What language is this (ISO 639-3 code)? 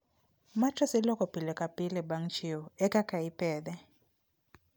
luo